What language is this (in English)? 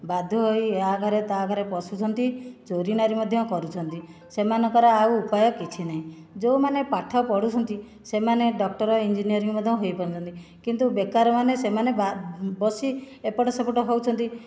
Odia